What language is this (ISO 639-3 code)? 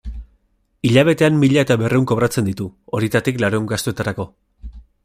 eus